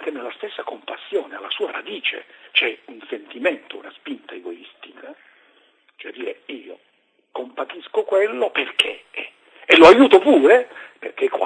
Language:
Italian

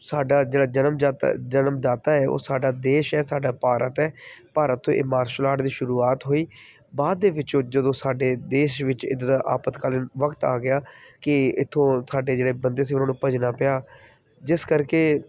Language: Punjabi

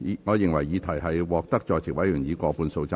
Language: Cantonese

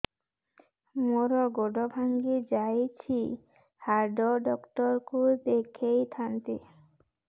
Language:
Odia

